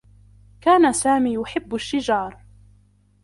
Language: Arabic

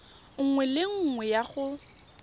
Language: Tswana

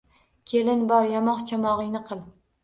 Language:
Uzbek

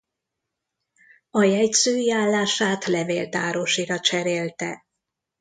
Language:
Hungarian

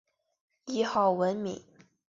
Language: Chinese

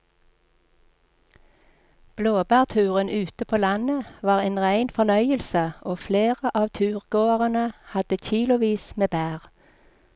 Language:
Norwegian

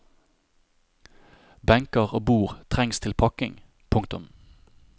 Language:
Norwegian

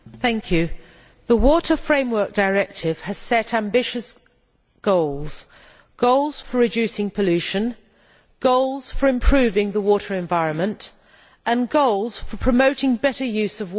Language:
English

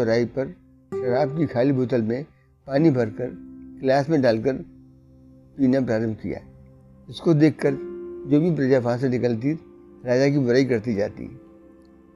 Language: Hindi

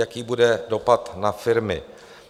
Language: Czech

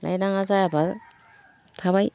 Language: Bodo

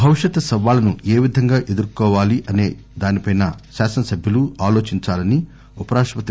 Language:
Telugu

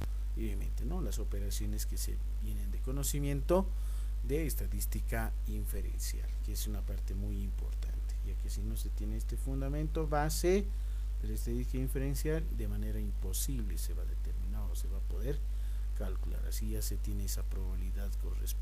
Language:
Spanish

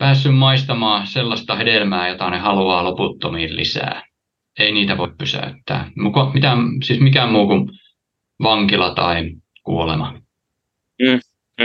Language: Finnish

